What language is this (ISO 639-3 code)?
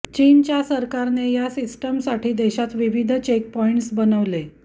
mar